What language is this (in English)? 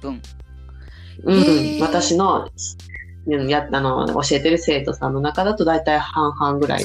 Japanese